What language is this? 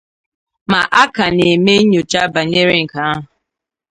Igbo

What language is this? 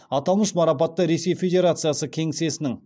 Kazakh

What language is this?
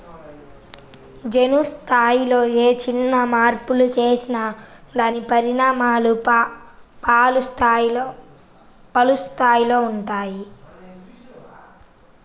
Telugu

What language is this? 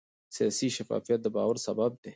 Pashto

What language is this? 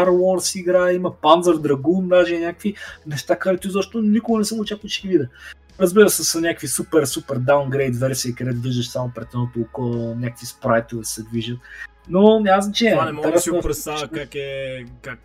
Bulgarian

